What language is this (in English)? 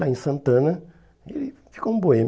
Portuguese